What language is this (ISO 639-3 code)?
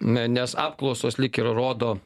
lit